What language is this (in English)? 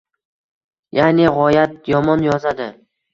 Uzbek